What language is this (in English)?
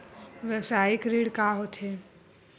Chhattisgarhi